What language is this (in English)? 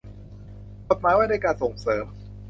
Thai